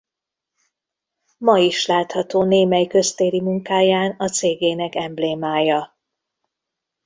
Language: Hungarian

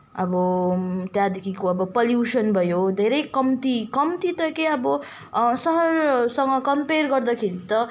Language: Nepali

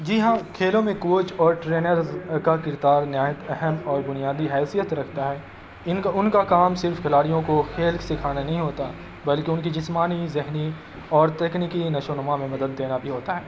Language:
Urdu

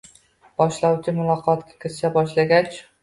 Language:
Uzbek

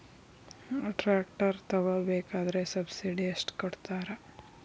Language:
Kannada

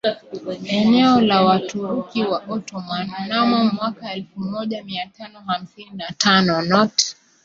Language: Swahili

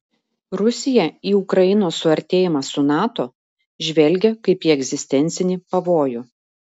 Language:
Lithuanian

